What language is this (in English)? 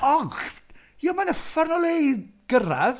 Welsh